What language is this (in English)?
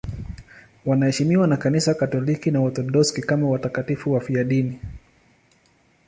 Swahili